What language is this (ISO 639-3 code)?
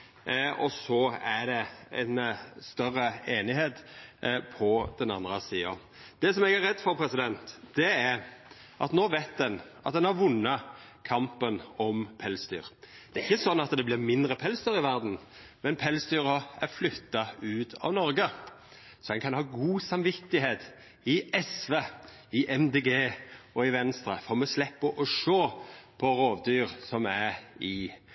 nno